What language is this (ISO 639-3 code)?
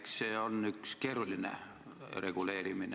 est